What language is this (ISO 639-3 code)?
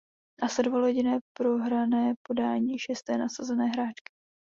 ces